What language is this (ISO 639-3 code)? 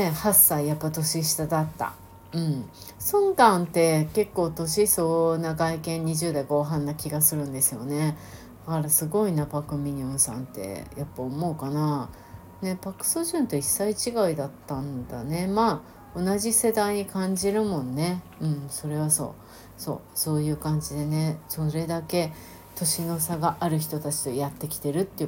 jpn